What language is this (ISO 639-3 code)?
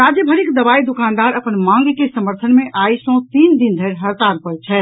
mai